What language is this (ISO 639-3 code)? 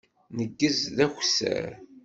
kab